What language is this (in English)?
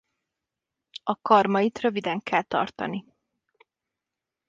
Hungarian